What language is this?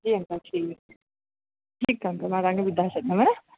Sindhi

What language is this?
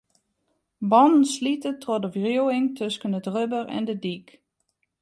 Western Frisian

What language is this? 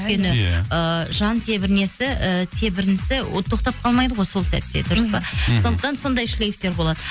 Kazakh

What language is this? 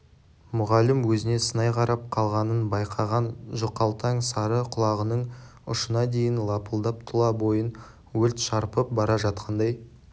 Kazakh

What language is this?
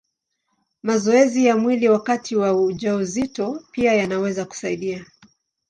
Swahili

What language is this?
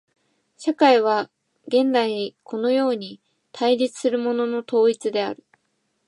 Japanese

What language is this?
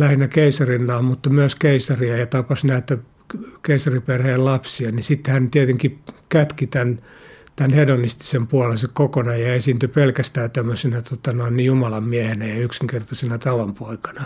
Finnish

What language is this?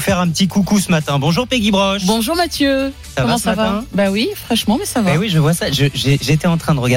French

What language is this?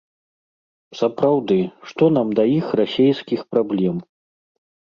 Belarusian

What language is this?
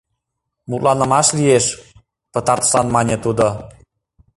Mari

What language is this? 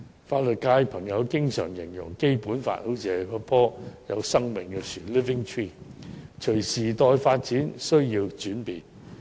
Cantonese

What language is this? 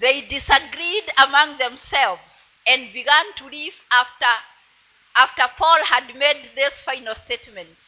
Swahili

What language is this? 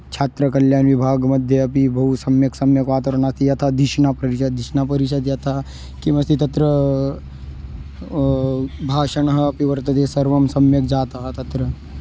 Sanskrit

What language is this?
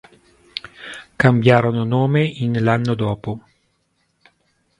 Italian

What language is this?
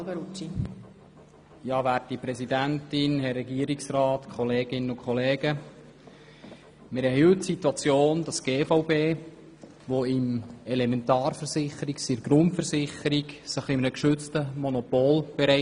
Swiss German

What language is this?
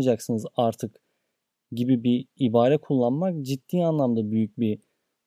Turkish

